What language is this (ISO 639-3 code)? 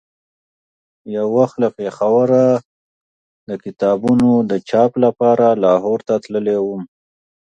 pus